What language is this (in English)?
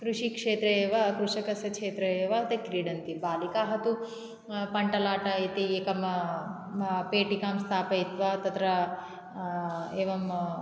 Sanskrit